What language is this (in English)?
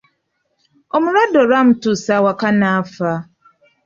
Ganda